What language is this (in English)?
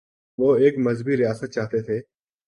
Urdu